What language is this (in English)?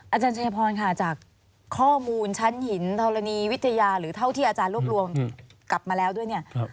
Thai